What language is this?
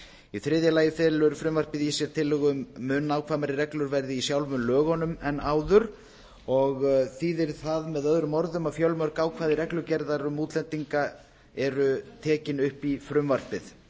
Icelandic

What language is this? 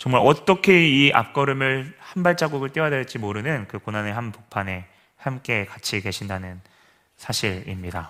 Korean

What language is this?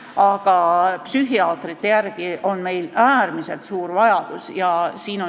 Estonian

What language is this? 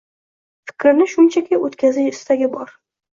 Uzbek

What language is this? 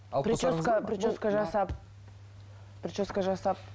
Kazakh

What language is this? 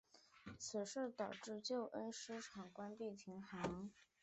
Chinese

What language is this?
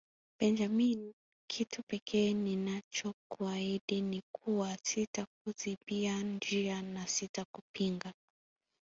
Swahili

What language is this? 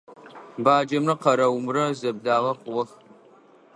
Adyghe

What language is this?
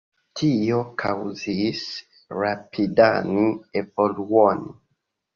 Esperanto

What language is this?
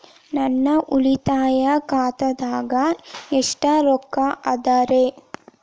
Kannada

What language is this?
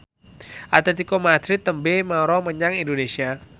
Javanese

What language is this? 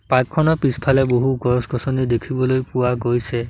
Assamese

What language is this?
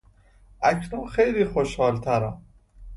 Persian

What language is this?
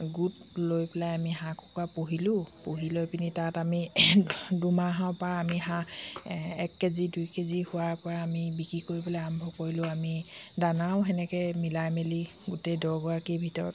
Assamese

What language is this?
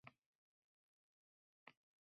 Uzbek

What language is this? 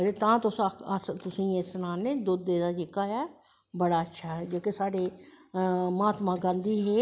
Dogri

